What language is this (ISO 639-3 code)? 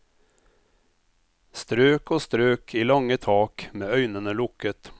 nor